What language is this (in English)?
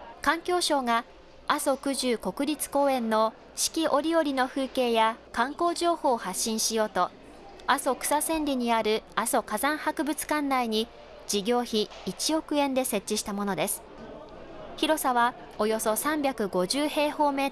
Japanese